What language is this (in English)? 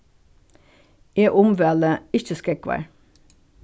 Faroese